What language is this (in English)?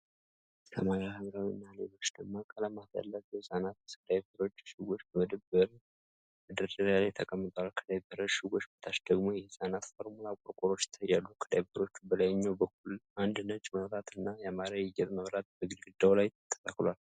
Amharic